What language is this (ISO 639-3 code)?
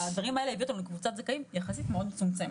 heb